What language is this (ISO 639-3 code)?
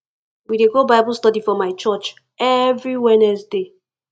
pcm